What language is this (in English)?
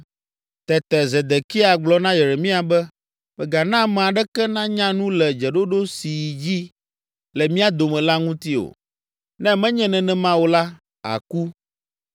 Ewe